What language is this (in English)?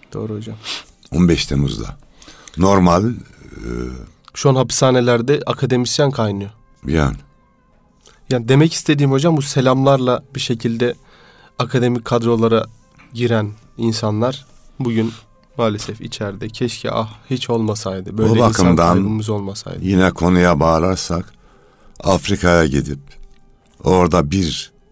Turkish